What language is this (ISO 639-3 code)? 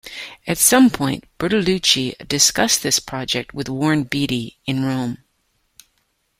eng